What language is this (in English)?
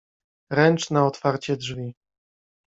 Polish